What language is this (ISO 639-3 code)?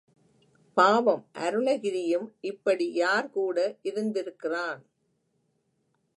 tam